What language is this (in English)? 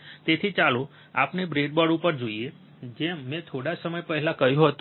Gujarati